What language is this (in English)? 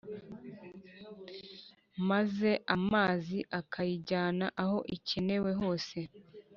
Kinyarwanda